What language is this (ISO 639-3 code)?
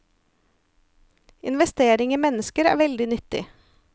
nor